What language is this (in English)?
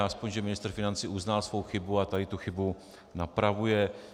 Czech